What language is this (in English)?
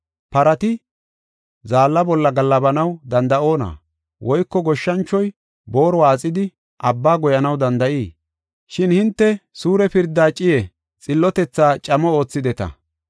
Gofa